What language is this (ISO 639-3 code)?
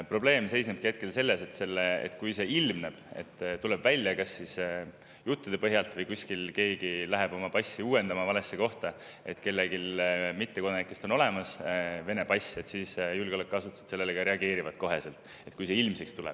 est